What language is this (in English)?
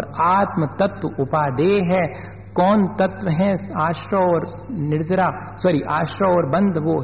Hindi